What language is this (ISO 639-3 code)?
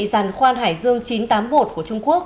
vie